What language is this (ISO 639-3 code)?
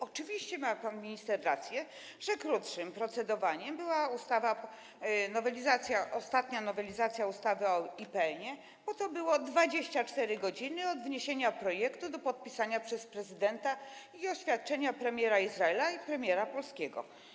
pol